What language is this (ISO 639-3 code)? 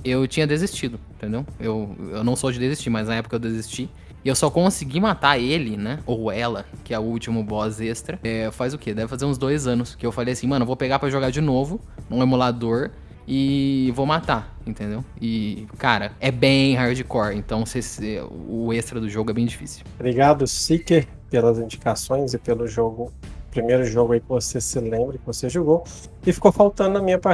por